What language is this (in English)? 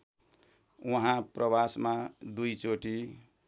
Nepali